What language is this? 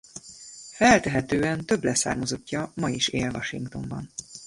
Hungarian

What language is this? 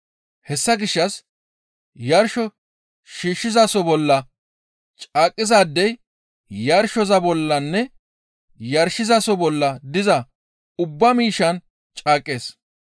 Gamo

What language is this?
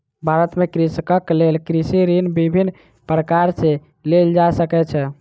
Maithili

